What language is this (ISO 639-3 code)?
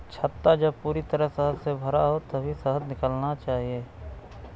hin